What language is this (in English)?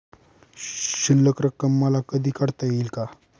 Marathi